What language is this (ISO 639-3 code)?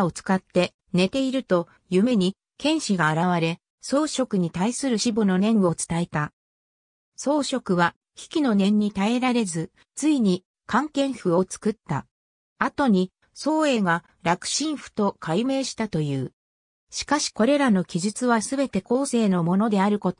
jpn